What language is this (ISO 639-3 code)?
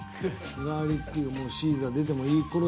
jpn